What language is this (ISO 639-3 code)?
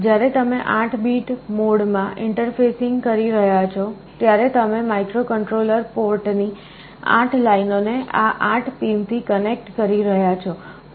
guj